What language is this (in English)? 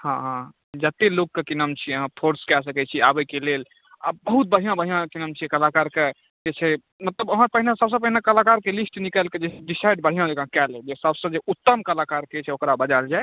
Maithili